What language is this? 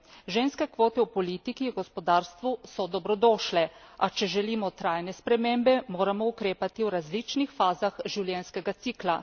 Slovenian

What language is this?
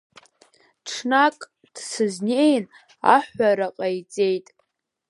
Abkhazian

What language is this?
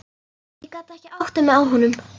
Icelandic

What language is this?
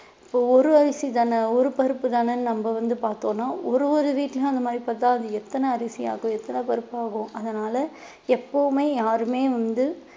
Tamil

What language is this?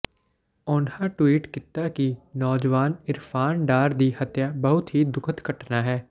Punjabi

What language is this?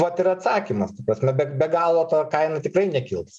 Lithuanian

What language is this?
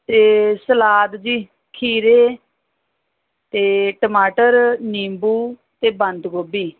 Punjabi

